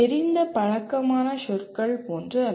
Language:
Tamil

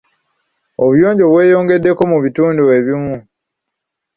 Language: Ganda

